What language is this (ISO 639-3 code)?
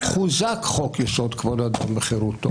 heb